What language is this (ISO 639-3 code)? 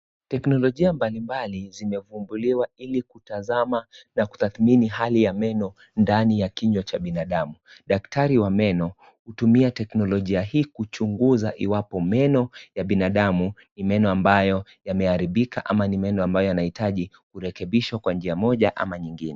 swa